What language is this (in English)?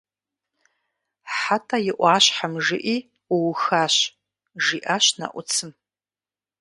Kabardian